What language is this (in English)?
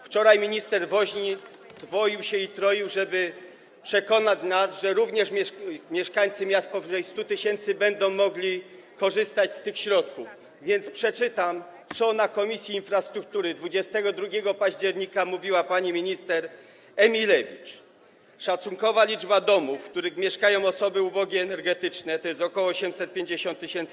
Polish